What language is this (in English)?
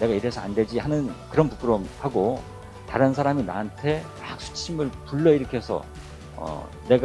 Korean